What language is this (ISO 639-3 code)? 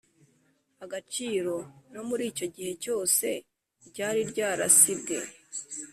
kin